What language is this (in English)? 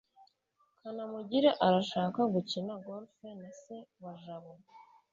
Kinyarwanda